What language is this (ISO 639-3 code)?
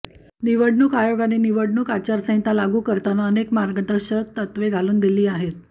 mar